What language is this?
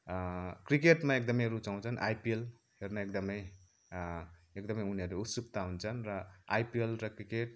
Nepali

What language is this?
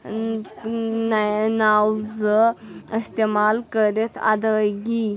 Kashmiri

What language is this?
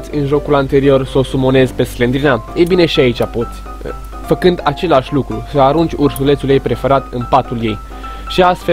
Romanian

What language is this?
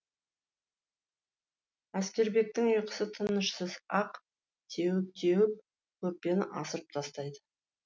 Kazakh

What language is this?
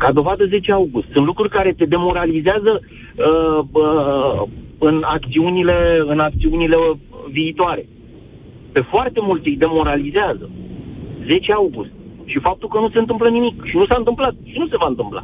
Romanian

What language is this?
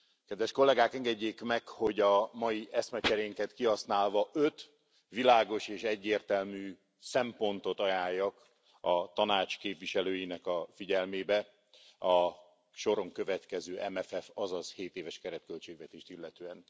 Hungarian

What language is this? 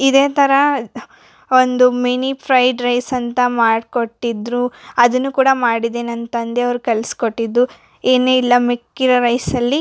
Kannada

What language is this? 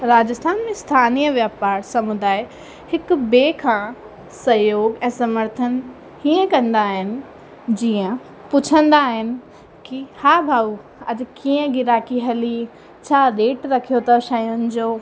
Sindhi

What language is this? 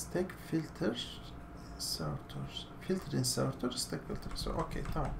Turkish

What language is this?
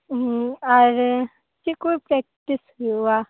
Santali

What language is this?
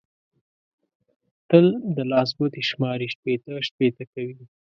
Pashto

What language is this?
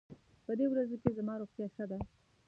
Pashto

